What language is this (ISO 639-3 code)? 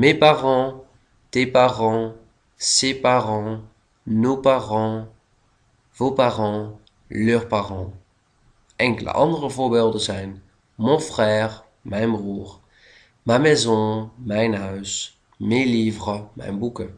nld